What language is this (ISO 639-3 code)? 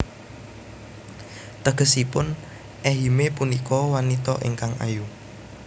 jav